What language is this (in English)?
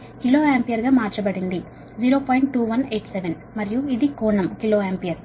Telugu